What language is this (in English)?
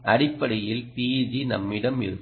Tamil